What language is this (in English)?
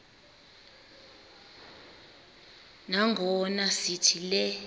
Xhosa